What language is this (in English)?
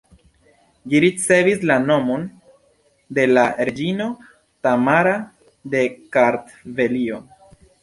Esperanto